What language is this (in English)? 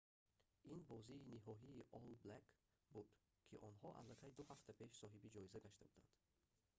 Tajik